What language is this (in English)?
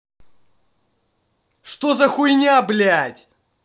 Russian